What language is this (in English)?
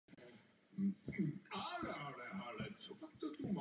Czech